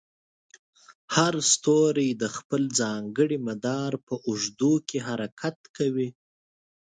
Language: Pashto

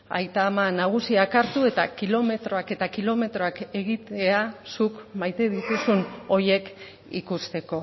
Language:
Basque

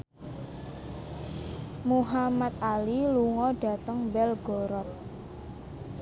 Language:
Javanese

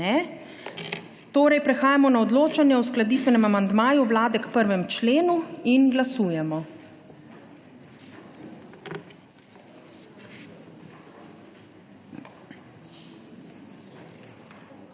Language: Slovenian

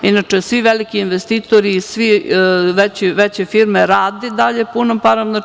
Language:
Serbian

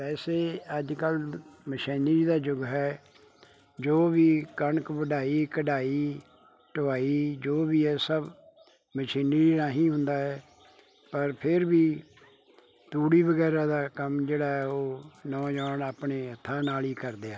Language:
Punjabi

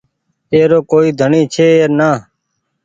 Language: Goaria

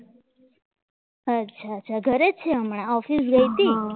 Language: Gujarati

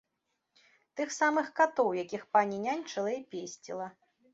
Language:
Belarusian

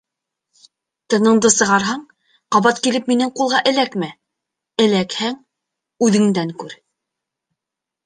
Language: Bashkir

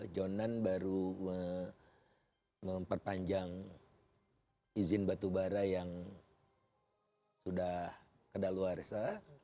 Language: Indonesian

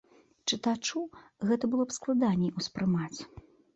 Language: Belarusian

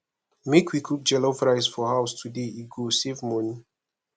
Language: Nigerian Pidgin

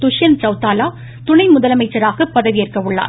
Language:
Tamil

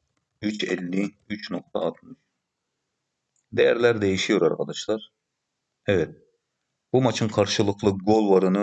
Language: Turkish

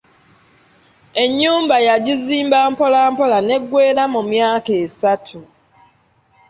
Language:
Ganda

